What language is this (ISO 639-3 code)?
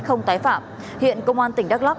vie